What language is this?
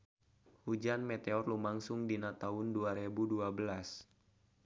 Sundanese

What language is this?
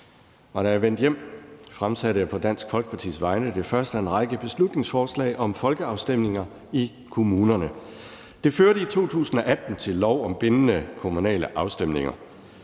Danish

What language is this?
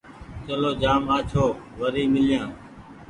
Goaria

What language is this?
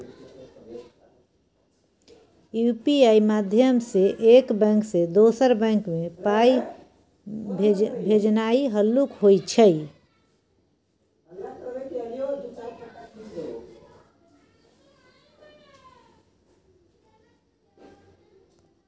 Maithili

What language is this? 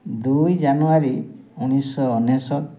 Odia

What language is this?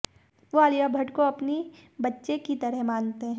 Hindi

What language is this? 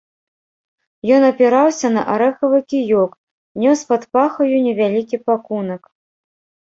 Belarusian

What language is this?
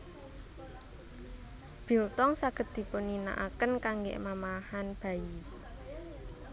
Javanese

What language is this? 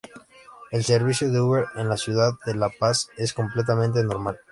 Spanish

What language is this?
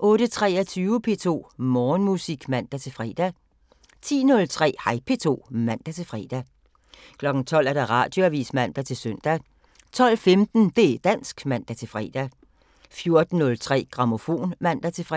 Danish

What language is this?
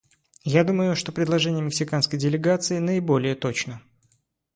Russian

